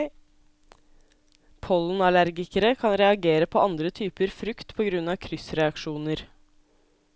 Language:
Norwegian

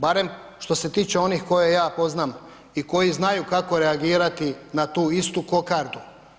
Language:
Croatian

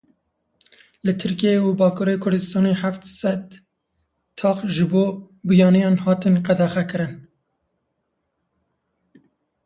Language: Kurdish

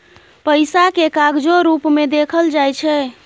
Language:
Maithili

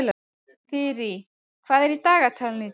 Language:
Icelandic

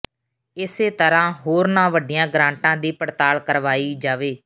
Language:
Punjabi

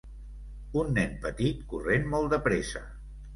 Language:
Catalan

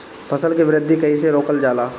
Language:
Bhojpuri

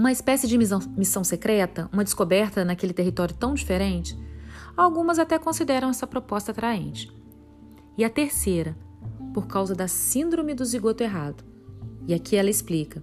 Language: Portuguese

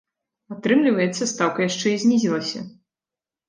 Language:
Belarusian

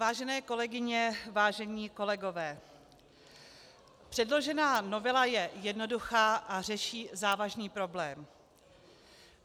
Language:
Czech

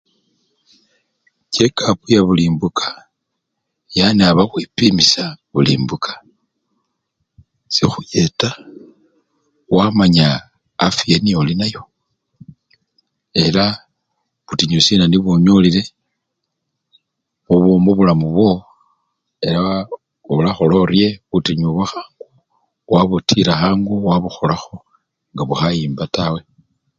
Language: Luyia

